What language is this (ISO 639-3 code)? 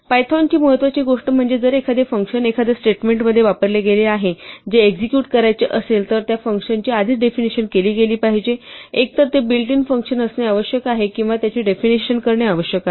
mar